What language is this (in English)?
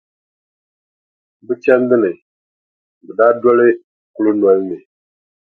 Dagbani